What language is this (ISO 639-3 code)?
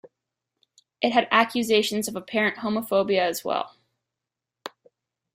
eng